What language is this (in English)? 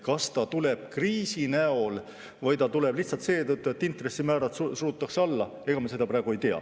Estonian